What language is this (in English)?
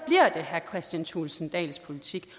Danish